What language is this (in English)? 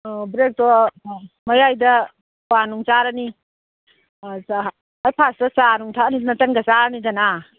Manipuri